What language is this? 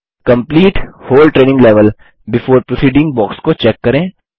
Hindi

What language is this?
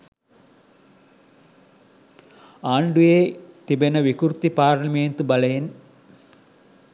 Sinhala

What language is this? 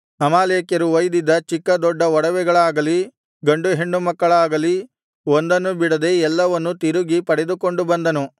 Kannada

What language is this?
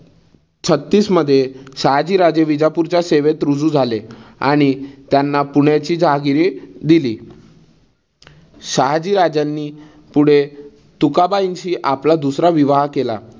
Marathi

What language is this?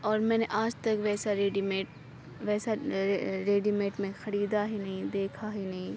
Urdu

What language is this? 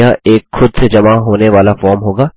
Hindi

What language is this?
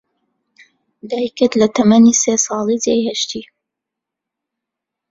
Central Kurdish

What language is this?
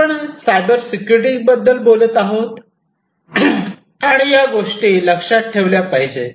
Marathi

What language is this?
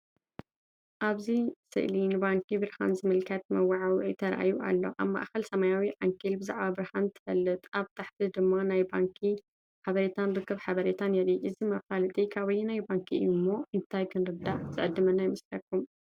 Tigrinya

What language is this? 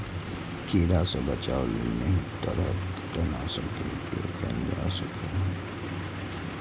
Maithili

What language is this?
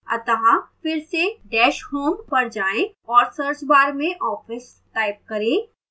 Hindi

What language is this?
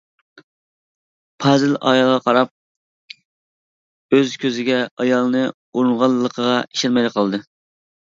Uyghur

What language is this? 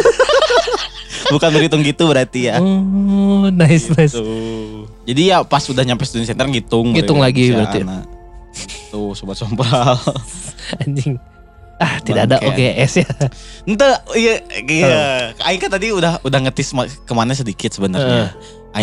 Indonesian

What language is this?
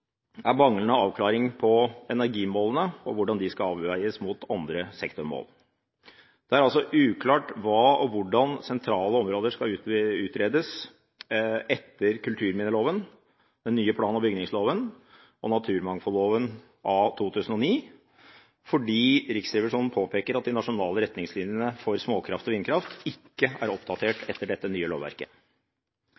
Norwegian Bokmål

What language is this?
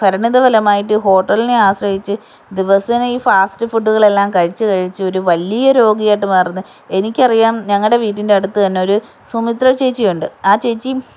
Malayalam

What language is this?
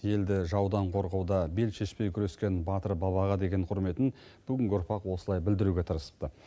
Kazakh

